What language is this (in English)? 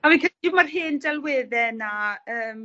Welsh